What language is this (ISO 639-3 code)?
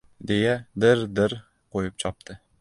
uzb